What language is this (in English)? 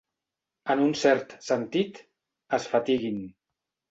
Catalan